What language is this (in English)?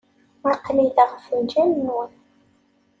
Kabyle